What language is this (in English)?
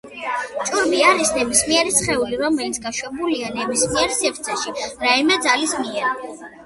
Georgian